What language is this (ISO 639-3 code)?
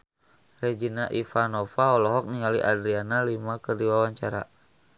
sun